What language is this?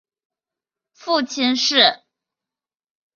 Chinese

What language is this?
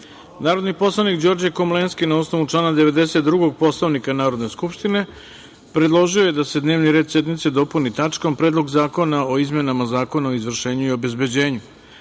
Serbian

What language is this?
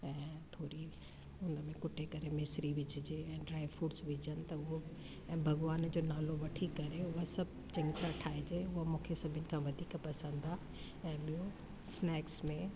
Sindhi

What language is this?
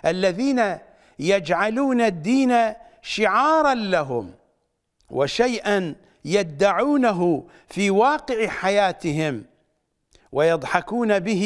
Arabic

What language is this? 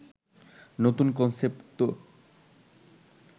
Bangla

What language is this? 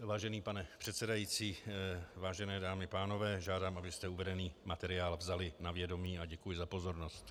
Czech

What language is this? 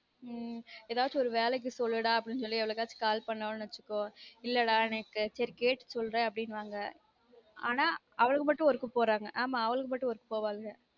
Tamil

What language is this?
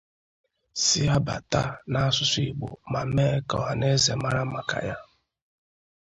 Igbo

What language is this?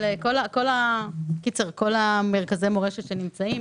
Hebrew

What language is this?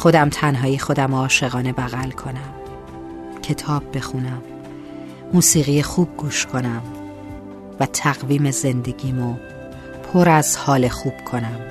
Persian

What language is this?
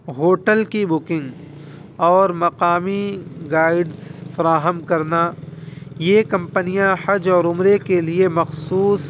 Urdu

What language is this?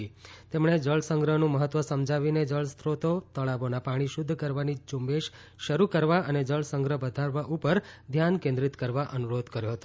Gujarati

